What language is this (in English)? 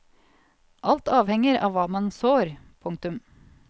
Norwegian